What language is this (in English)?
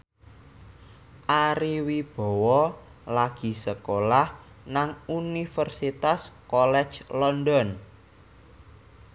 Javanese